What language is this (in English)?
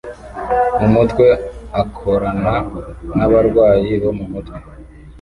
Kinyarwanda